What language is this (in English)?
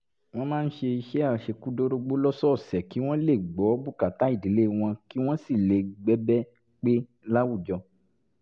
Yoruba